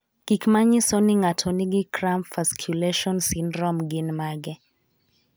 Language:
Luo (Kenya and Tanzania)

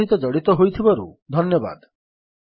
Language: Odia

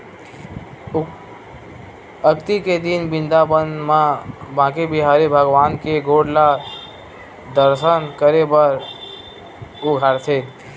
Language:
Chhattisgarhi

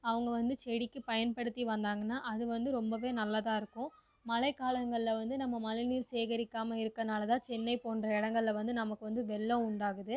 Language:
Tamil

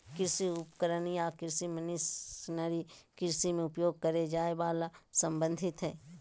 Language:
Magahi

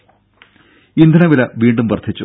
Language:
Malayalam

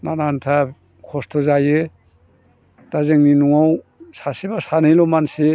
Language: Bodo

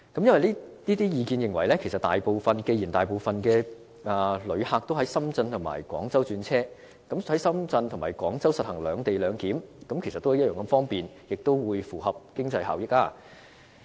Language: Cantonese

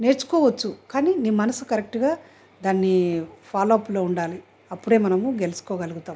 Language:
Telugu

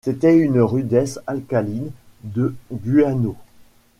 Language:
French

